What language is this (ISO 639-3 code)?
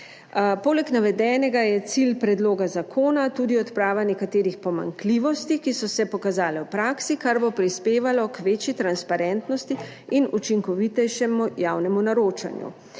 slv